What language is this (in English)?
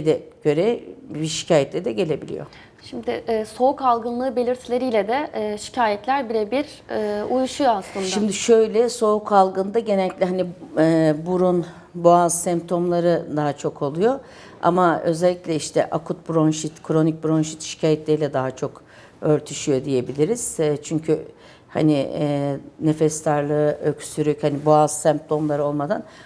Turkish